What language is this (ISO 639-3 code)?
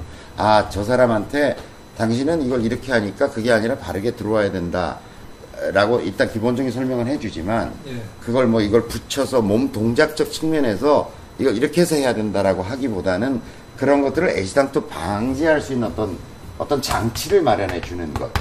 kor